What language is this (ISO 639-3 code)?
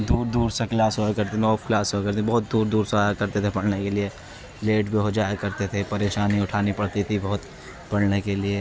urd